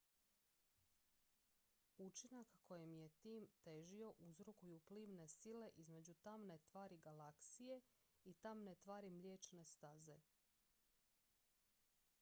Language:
Croatian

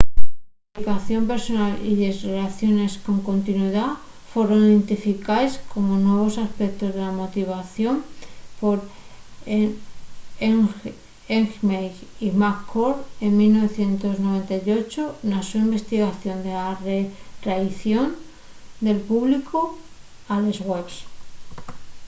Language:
Asturian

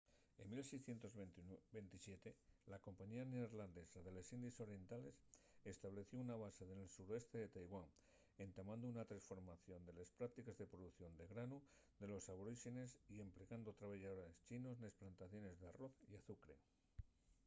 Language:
Asturian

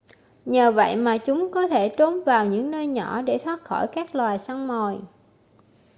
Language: Vietnamese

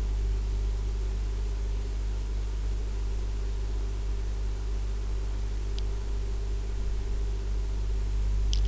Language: Sindhi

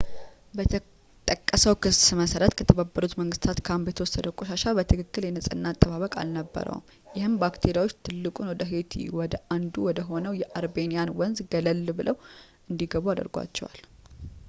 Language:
Amharic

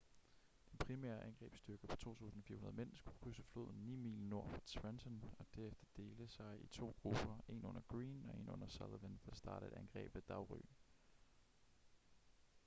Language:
Danish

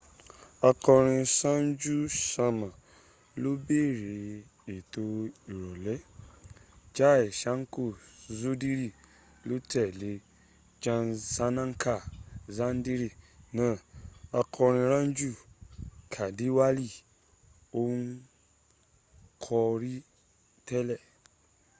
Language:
Yoruba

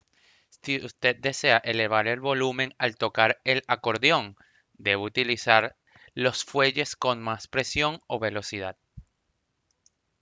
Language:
Spanish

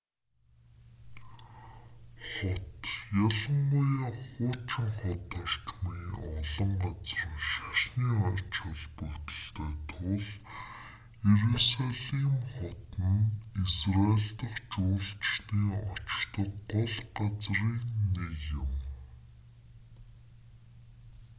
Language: Mongolian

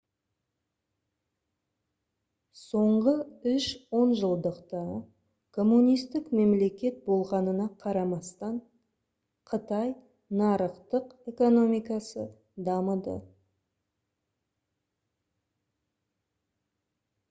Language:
Kazakh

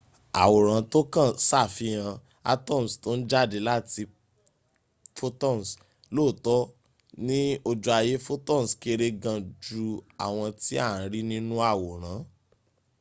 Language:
Yoruba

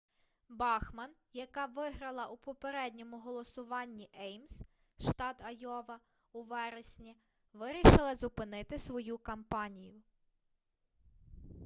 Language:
Ukrainian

